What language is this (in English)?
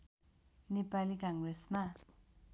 Nepali